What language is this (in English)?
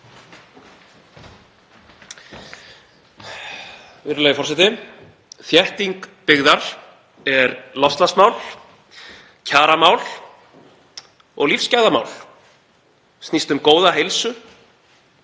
Icelandic